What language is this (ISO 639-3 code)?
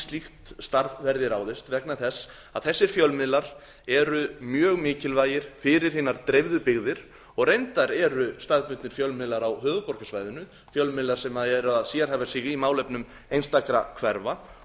isl